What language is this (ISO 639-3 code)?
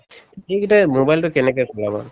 asm